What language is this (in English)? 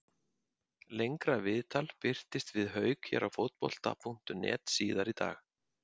Icelandic